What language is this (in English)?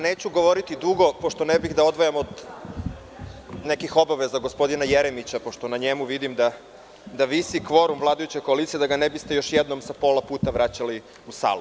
Serbian